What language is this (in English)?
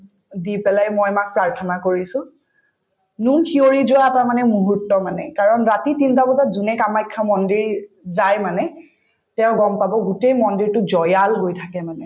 Assamese